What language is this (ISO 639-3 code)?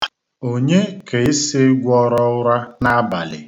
ibo